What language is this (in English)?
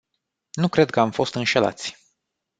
Romanian